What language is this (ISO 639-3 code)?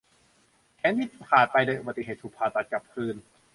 tha